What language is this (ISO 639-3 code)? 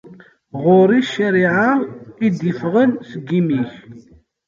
kab